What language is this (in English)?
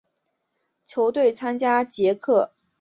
Chinese